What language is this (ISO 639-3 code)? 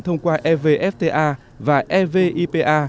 vie